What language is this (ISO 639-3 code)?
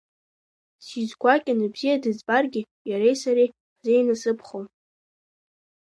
abk